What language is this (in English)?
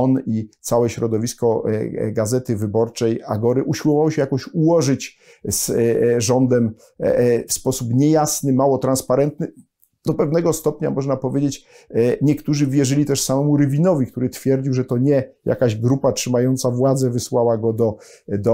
Polish